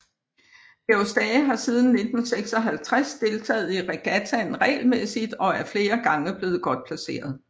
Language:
Danish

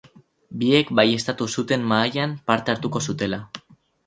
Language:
Basque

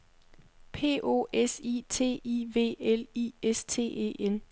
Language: Danish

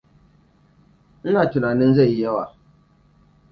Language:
Hausa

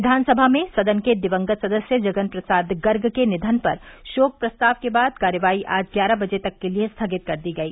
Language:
Hindi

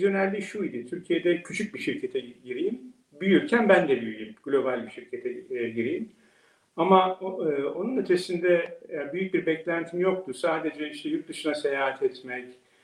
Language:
Turkish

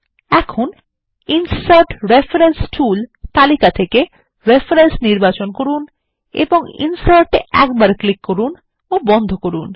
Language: Bangla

